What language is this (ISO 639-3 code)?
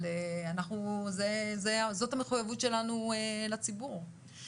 heb